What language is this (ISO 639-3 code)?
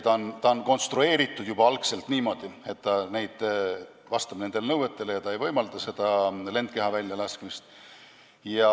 est